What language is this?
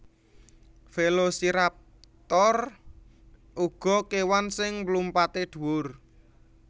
Javanese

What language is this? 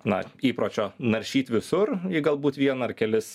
Lithuanian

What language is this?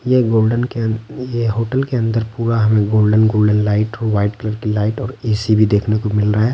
Hindi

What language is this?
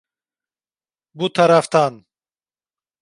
Turkish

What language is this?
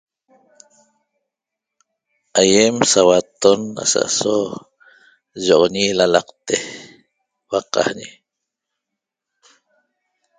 Toba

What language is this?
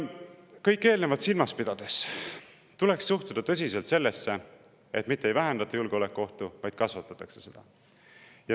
Estonian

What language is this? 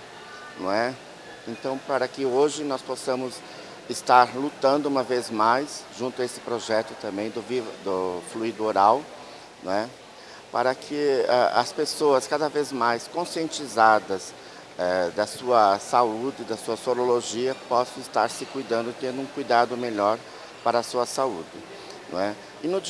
Portuguese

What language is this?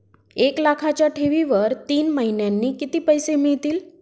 Marathi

